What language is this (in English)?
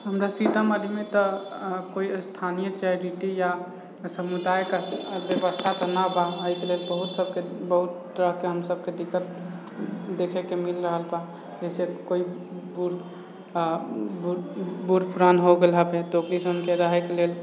Maithili